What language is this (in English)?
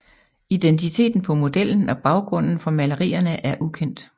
Danish